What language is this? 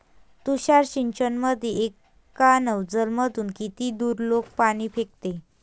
Marathi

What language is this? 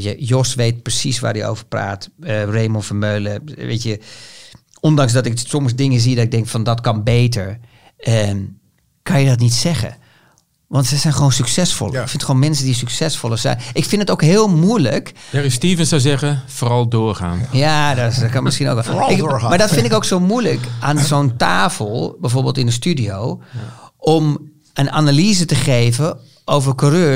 Dutch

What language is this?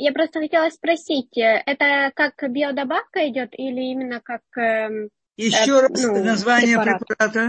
Russian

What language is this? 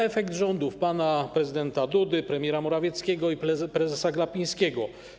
Polish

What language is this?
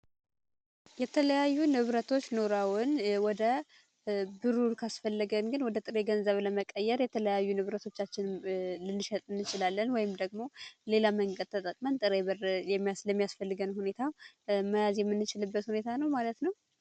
Amharic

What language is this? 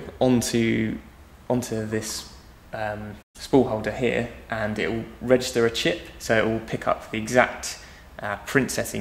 English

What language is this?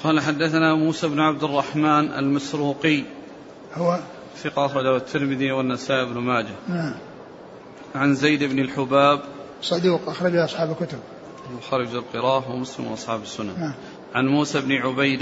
Arabic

